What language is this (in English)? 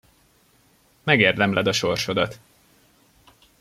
Hungarian